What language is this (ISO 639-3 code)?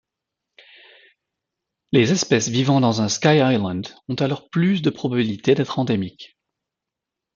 fra